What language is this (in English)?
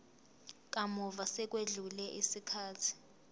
Zulu